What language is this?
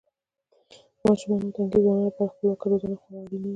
Pashto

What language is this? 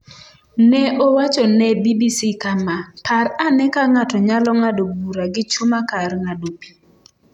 Luo (Kenya and Tanzania)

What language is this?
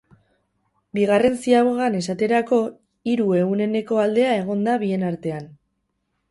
Basque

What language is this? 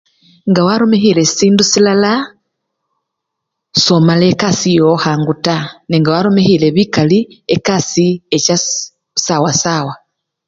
Luyia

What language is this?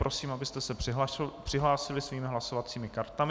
Czech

